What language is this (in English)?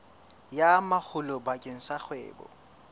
Southern Sotho